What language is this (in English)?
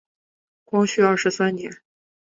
Chinese